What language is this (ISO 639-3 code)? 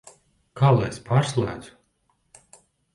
lav